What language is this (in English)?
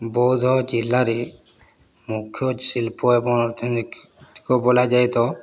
Odia